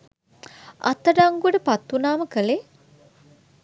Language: Sinhala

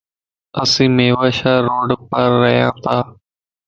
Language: Lasi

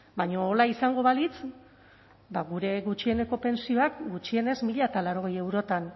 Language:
Basque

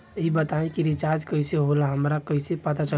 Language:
Bhojpuri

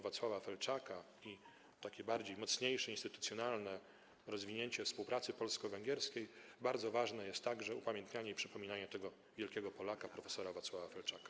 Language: Polish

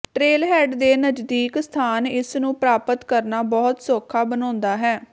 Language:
Punjabi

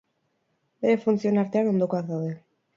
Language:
Basque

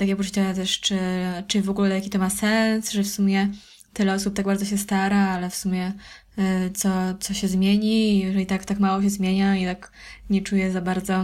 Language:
Polish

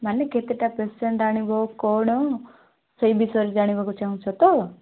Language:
Odia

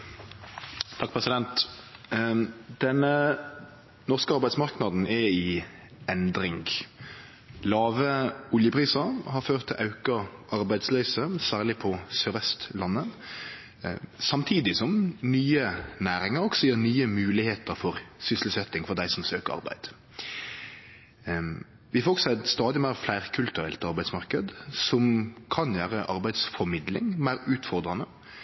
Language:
Norwegian Nynorsk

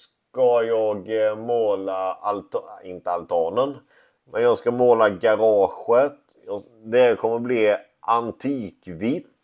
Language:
Swedish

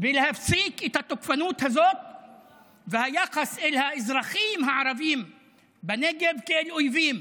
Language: Hebrew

